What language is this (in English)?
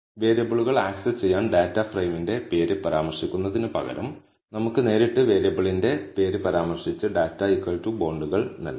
Malayalam